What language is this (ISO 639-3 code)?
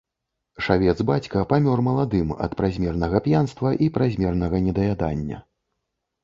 bel